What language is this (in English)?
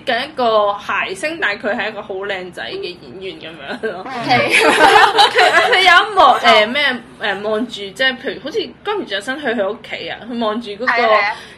Chinese